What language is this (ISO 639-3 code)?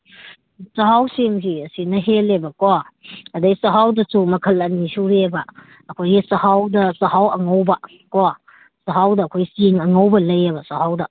mni